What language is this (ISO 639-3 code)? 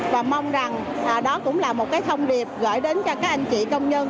vie